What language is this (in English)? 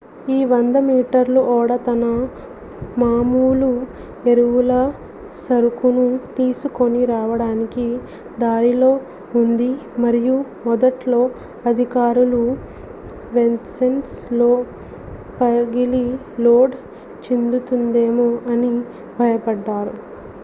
Telugu